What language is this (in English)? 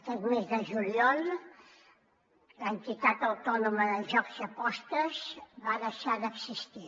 Catalan